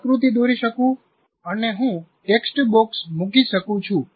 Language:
Gujarati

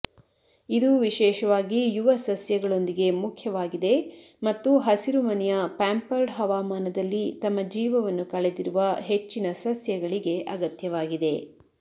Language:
Kannada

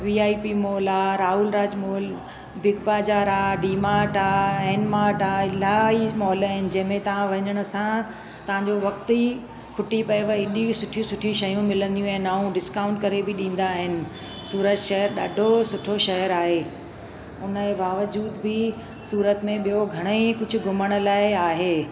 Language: Sindhi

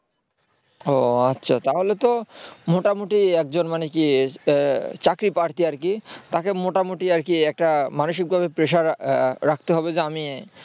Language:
Bangla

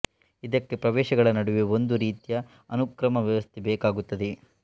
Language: Kannada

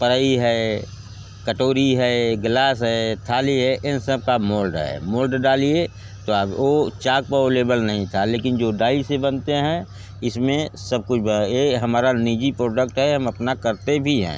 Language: Hindi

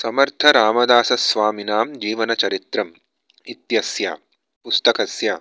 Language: Sanskrit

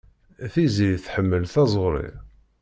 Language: Kabyle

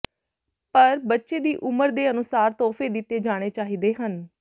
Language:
Punjabi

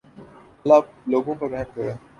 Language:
Urdu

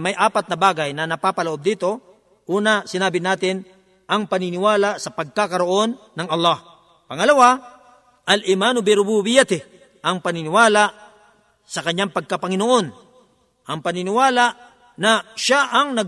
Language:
Filipino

